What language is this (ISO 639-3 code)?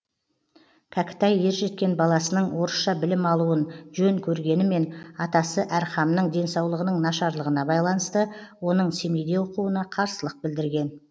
kaz